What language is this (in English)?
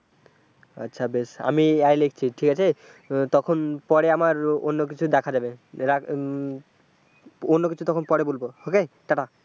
Bangla